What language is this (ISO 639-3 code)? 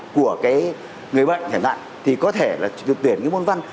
vie